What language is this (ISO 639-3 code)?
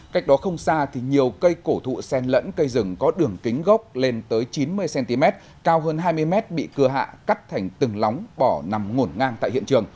vie